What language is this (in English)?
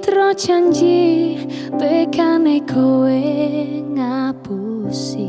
Indonesian